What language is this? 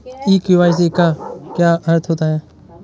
Hindi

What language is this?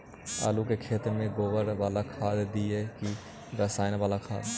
Magahi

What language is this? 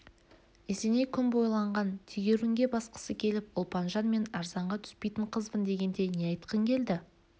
Kazakh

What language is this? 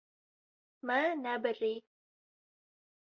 Kurdish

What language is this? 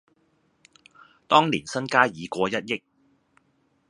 Cantonese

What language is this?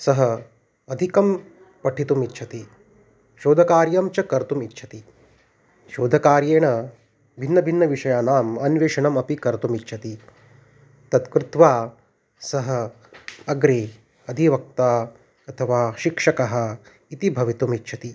Sanskrit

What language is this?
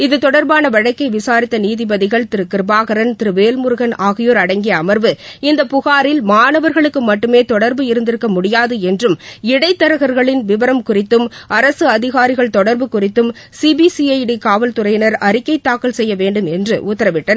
Tamil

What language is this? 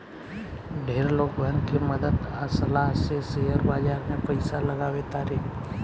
Bhojpuri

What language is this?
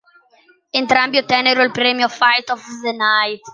Italian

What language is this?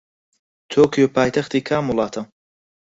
Central Kurdish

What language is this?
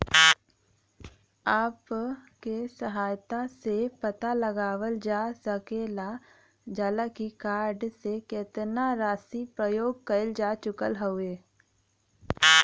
Bhojpuri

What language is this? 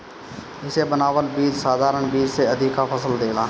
Bhojpuri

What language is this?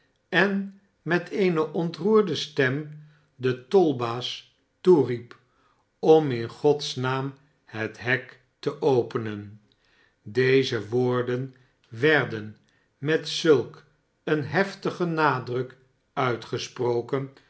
Dutch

